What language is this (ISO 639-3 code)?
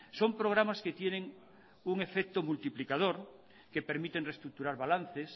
spa